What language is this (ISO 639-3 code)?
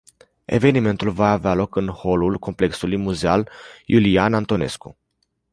ron